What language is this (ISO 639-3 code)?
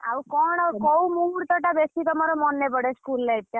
ori